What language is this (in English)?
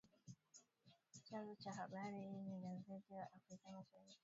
Swahili